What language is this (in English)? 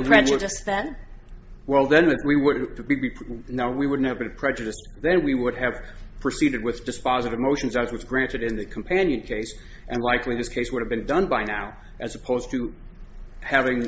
English